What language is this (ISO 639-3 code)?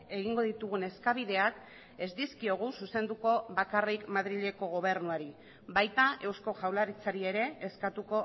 eus